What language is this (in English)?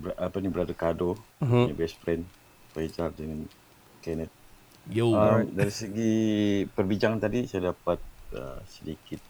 Malay